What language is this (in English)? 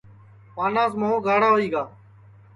Sansi